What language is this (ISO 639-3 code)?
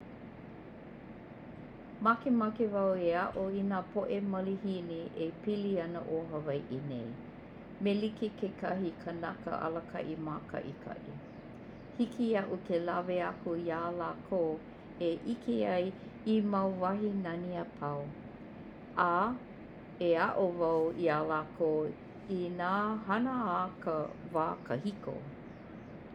haw